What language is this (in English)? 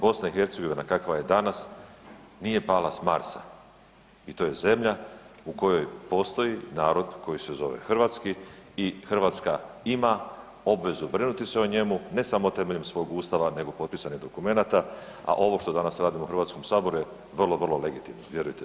Croatian